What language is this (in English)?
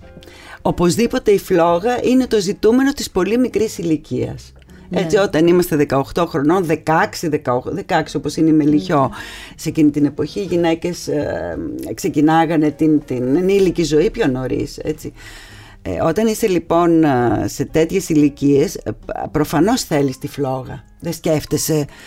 Greek